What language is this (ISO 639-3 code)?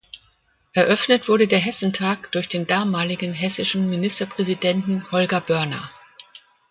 deu